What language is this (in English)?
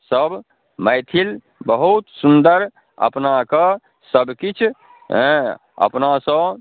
Maithili